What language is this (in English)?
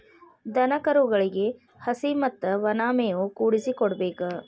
Kannada